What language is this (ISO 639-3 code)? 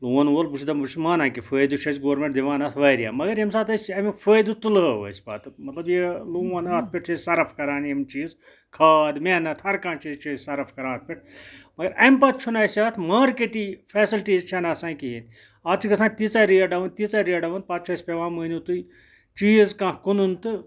kas